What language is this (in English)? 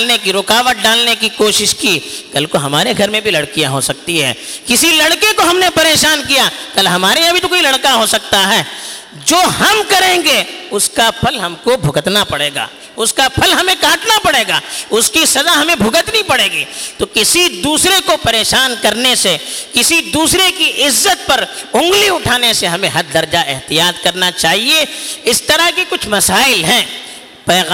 Urdu